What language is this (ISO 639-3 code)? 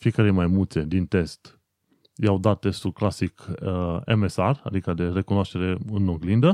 ron